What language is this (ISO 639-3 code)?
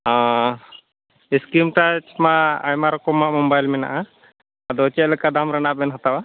sat